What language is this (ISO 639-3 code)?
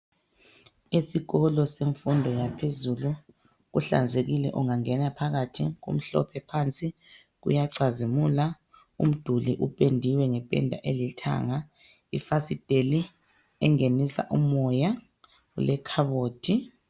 nde